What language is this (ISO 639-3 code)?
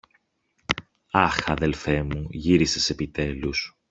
ell